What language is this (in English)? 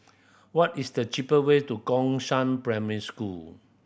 English